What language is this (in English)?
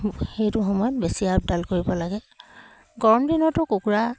Assamese